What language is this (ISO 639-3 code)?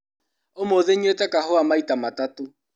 kik